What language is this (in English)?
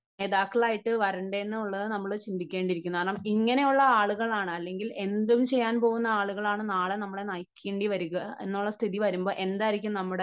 Malayalam